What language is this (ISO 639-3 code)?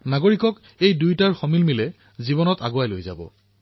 asm